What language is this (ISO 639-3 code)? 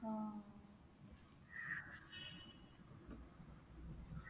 mal